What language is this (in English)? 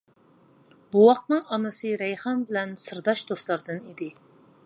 Uyghur